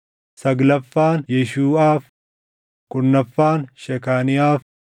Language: Oromo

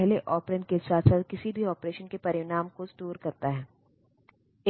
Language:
Hindi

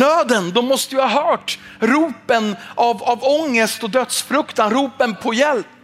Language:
Swedish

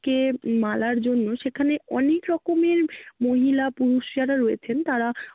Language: Bangla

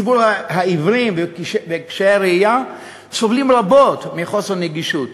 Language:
Hebrew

